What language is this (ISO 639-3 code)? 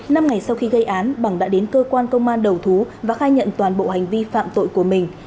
vie